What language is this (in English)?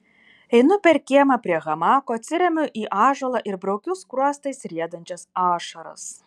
Lithuanian